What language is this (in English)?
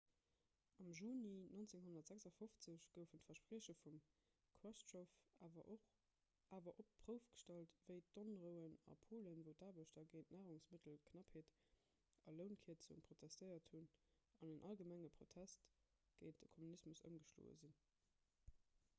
Luxembourgish